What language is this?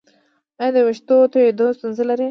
Pashto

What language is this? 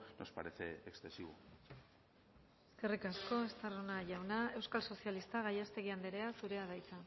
Basque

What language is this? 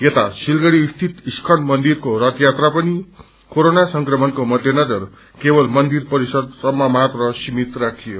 Nepali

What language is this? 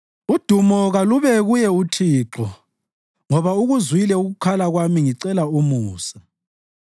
North Ndebele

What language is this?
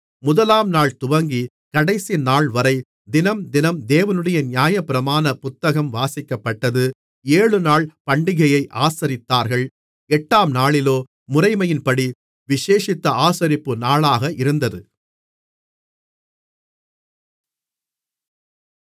Tamil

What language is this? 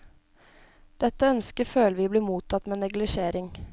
Norwegian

